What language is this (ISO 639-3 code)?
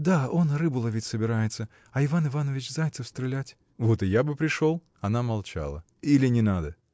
rus